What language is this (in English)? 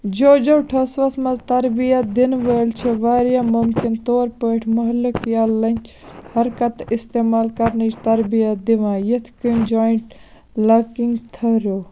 Kashmiri